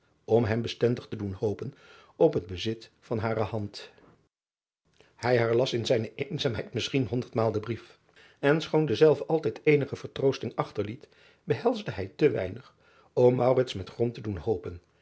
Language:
Dutch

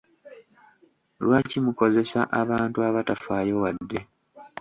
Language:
Ganda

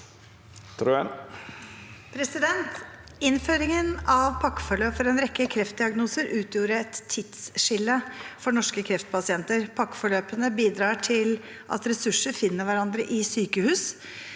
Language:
Norwegian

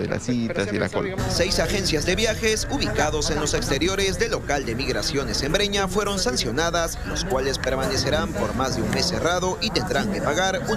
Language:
Spanish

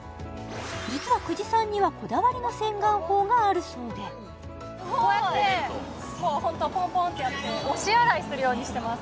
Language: Japanese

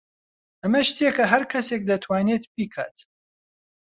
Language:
Central Kurdish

